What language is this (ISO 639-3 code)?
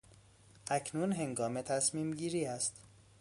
fas